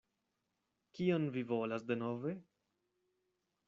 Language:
Esperanto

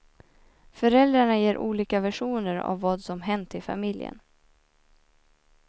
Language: Swedish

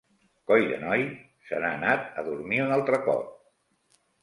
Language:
Catalan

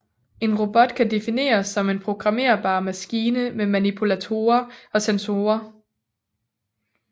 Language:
Danish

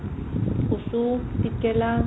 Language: Assamese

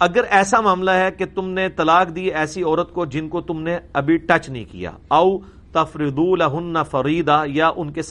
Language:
Urdu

